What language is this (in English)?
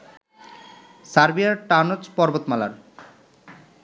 Bangla